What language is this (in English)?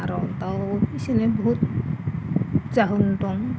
Bodo